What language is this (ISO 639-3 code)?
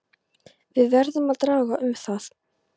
isl